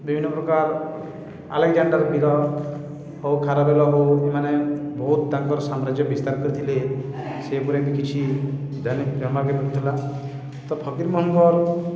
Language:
Odia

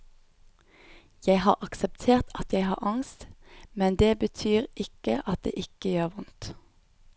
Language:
Norwegian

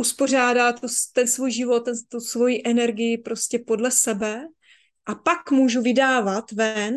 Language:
Czech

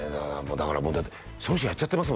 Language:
Japanese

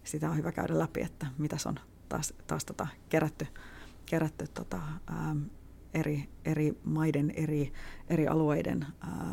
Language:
Finnish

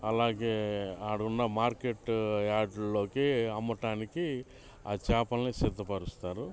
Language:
Telugu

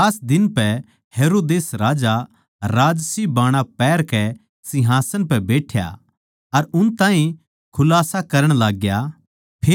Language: Haryanvi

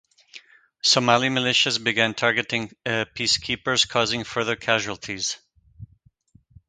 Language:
English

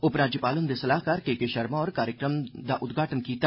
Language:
Dogri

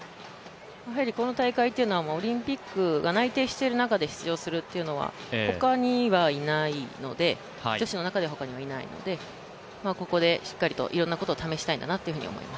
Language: Japanese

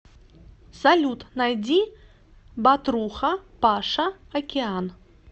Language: Russian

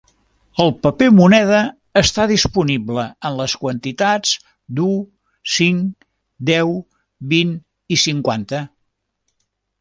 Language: Catalan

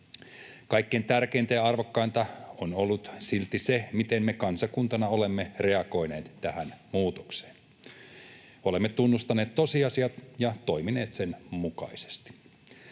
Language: Finnish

